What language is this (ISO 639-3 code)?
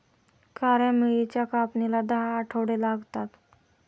mar